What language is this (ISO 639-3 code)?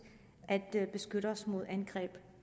dan